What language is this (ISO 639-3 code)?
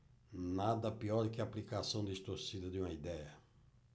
por